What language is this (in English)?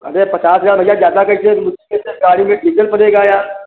Hindi